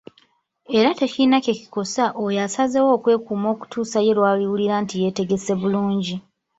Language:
Ganda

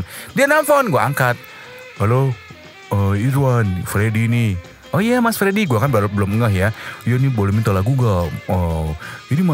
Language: Indonesian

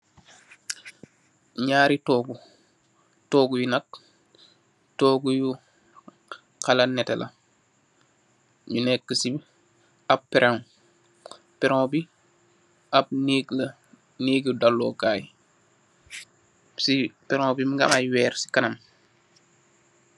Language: Wolof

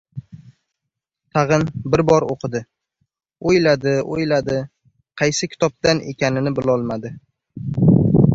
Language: Uzbek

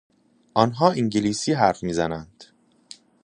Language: Persian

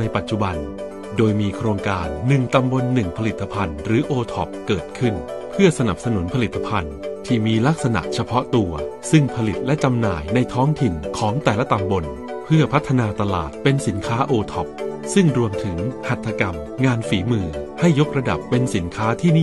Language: Thai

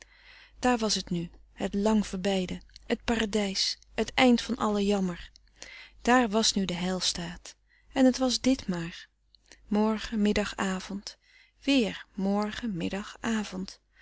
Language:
Dutch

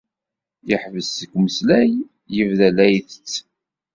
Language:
Kabyle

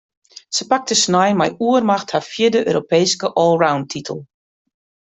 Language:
Western Frisian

